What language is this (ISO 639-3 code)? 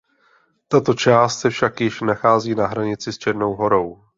ces